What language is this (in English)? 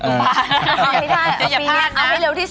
Thai